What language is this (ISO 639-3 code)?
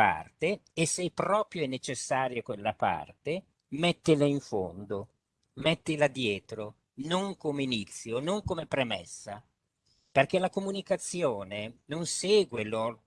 ita